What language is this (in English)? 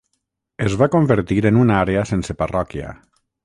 Catalan